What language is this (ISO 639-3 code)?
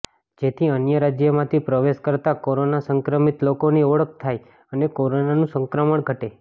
guj